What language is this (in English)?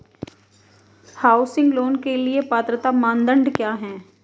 Hindi